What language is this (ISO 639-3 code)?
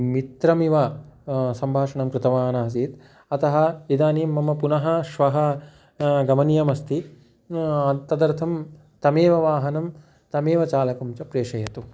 san